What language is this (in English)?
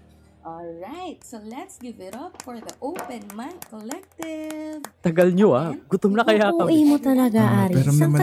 Filipino